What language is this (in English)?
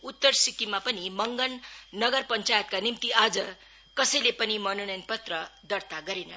Nepali